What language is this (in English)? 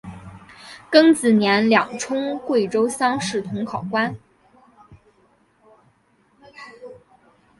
Chinese